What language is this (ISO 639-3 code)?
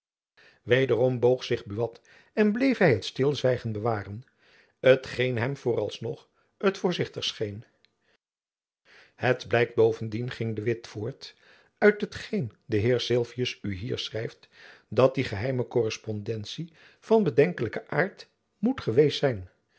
nld